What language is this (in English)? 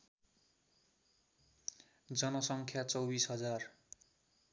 Nepali